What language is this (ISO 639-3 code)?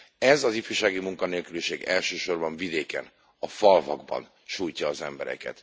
hun